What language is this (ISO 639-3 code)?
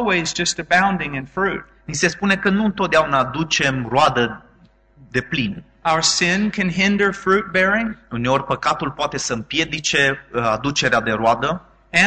ron